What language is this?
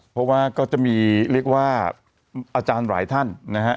Thai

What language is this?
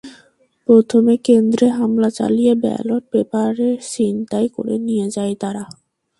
Bangla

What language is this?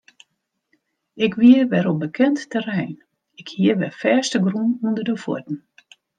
Western Frisian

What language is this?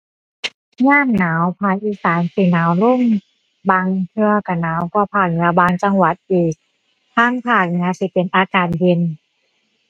Thai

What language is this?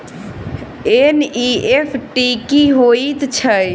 Maithili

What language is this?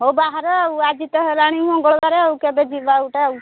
Odia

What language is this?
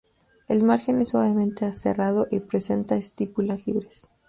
Spanish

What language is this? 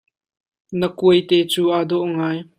Hakha Chin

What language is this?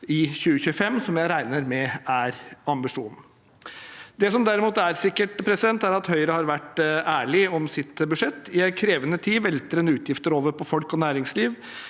Norwegian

